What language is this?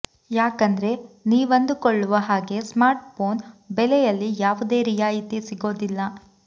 Kannada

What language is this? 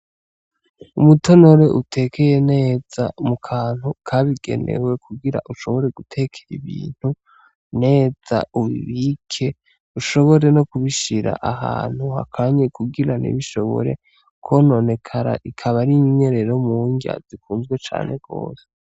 Rundi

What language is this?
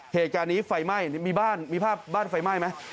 Thai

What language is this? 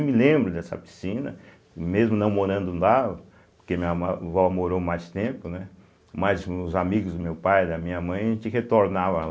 Portuguese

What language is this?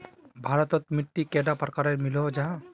Magahi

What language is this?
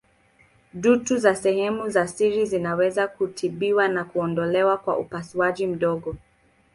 Swahili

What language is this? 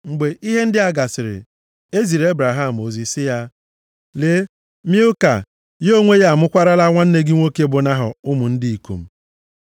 Igbo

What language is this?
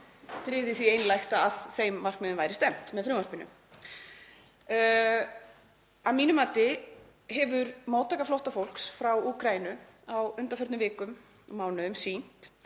Icelandic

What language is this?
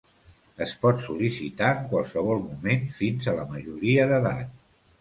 Catalan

